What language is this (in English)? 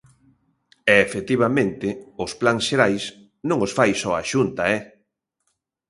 Galician